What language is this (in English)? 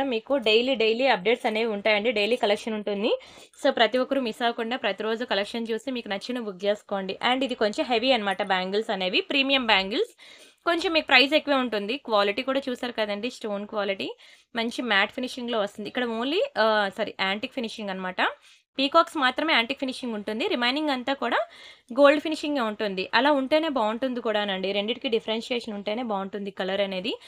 Telugu